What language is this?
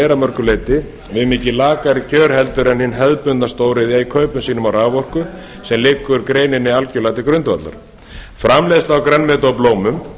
Icelandic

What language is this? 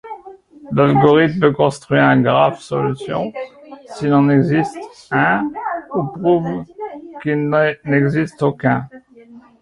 French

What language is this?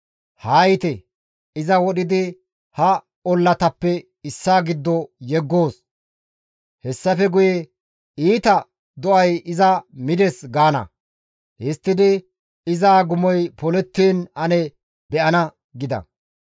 Gamo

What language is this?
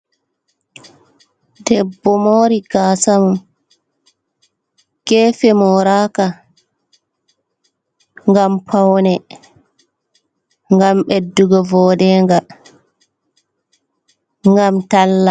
Fula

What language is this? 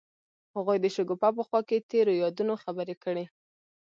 Pashto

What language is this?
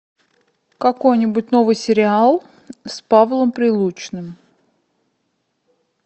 Russian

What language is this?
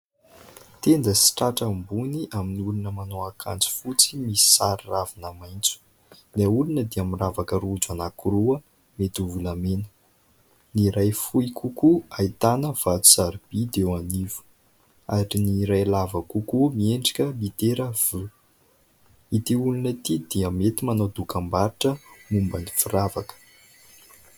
Malagasy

